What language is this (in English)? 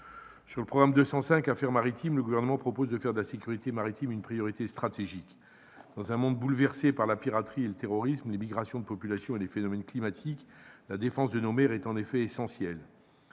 French